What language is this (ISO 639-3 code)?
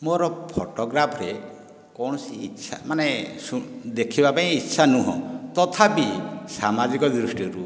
ori